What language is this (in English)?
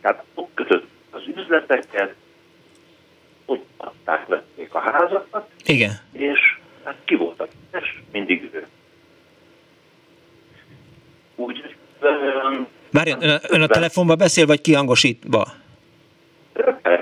Hungarian